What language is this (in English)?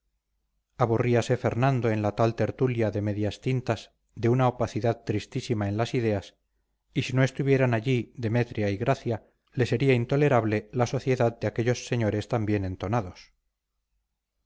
Spanish